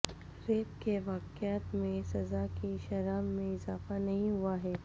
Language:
Urdu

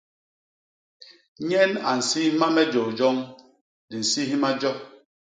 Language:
Basaa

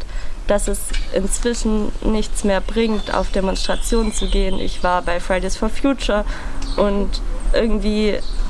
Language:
German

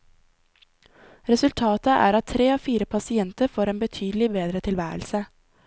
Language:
Norwegian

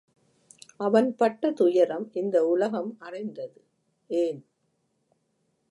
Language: Tamil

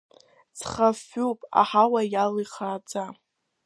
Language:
Abkhazian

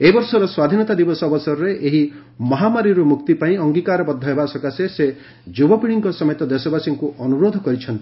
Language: Odia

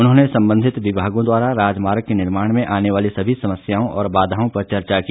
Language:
Hindi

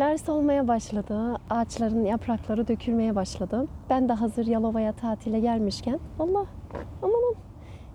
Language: Turkish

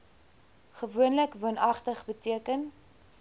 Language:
Afrikaans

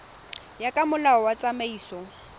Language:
Tswana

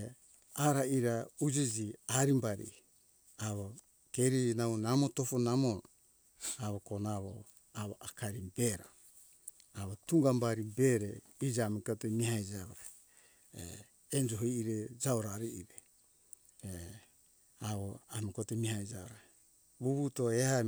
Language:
Hunjara-Kaina Ke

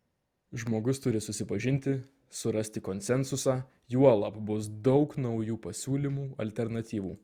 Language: Lithuanian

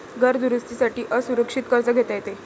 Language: Marathi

